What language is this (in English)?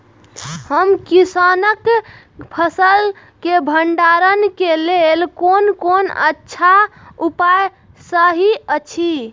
Maithili